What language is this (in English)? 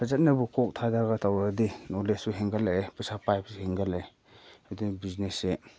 Manipuri